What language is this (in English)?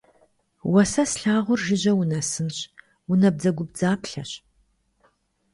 Kabardian